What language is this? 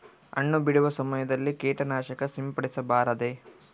Kannada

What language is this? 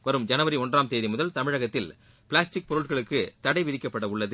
Tamil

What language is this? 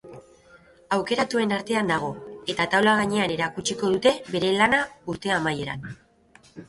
Basque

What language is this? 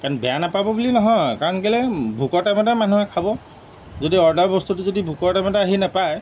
Assamese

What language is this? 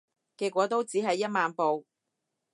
Cantonese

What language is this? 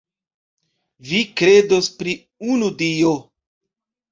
Esperanto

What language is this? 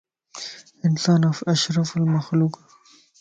Lasi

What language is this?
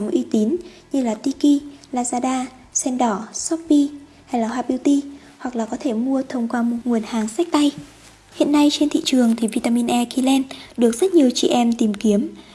Vietnamese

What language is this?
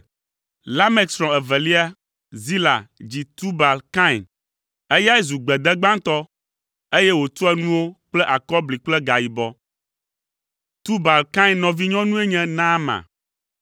Ewe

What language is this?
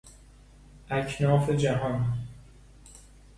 Persian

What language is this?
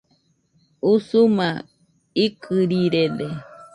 Nüpode Huitoto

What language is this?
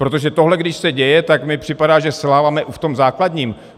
Czech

